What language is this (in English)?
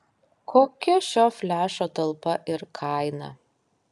Lithuanian